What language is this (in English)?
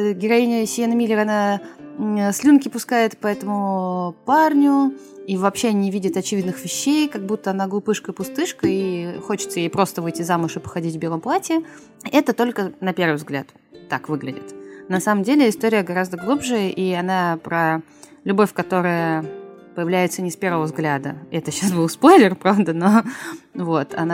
Russian